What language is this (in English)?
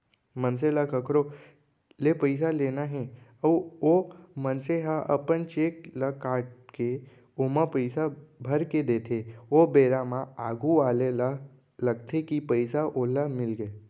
Chhattisgarhi